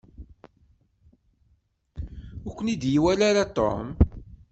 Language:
Kabyle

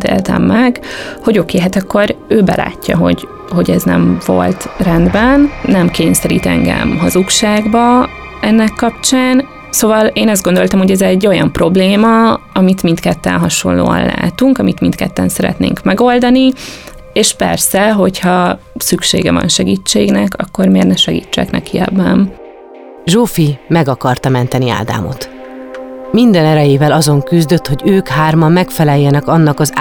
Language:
Hungarian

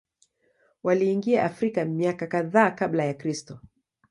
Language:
Swahili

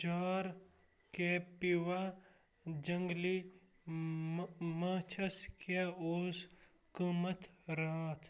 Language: Kashmiri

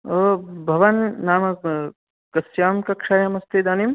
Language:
Sanskrit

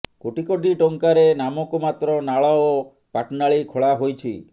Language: Odia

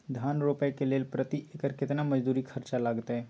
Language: Maithili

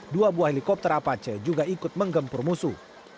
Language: Indonesian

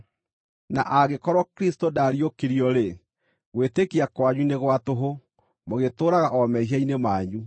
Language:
Kikuyu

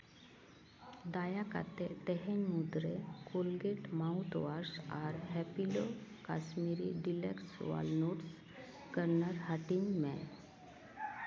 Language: Santali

